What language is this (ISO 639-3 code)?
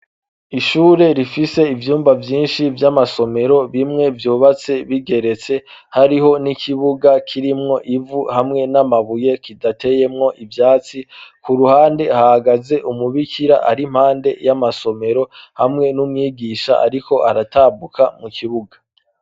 run